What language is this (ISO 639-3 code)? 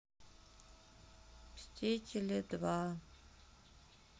rus